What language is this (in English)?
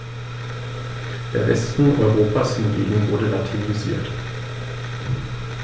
German